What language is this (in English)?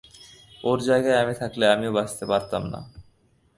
Bangla